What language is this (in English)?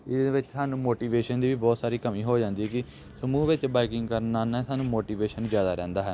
Punjabi